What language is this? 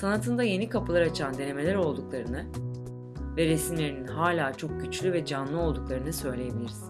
Turkish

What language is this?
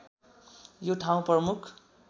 Nepali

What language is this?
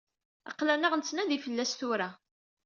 Kabyle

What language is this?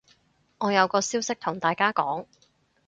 Cantonese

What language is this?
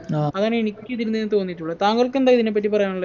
Malayalam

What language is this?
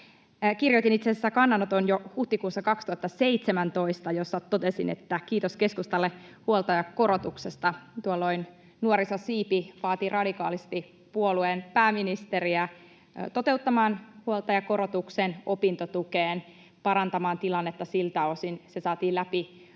Finnish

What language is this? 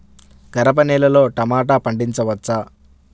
Telugu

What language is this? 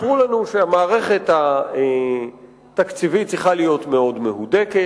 Hebrew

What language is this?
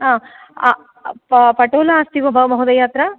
Sanskrit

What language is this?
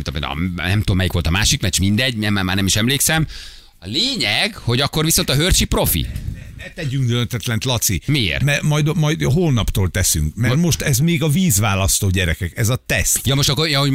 Hungarian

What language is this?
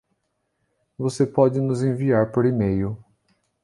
Portuguese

